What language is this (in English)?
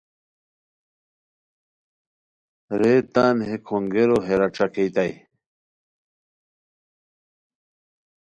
Khowar